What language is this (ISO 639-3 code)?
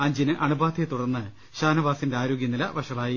mal